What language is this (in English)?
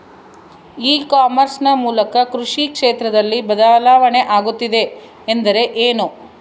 Kannada